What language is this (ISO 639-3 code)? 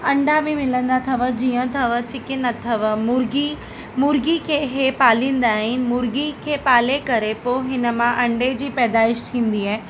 snd